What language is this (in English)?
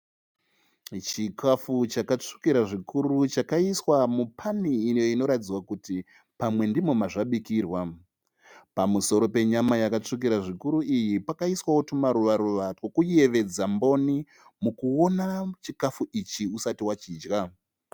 Shona